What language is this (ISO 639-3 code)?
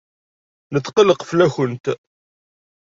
kab